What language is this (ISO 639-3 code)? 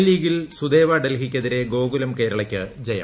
mal